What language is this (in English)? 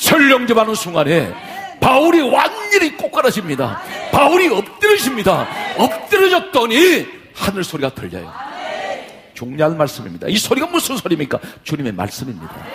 Korean